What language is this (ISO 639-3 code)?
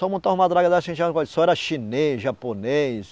por